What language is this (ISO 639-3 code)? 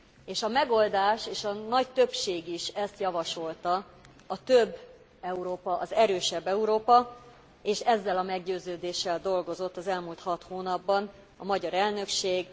hun